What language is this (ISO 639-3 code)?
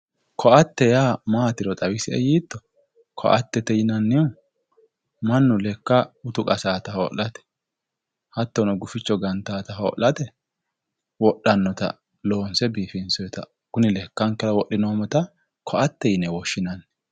sid